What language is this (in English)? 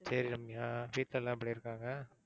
Tamil